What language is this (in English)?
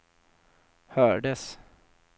Swedish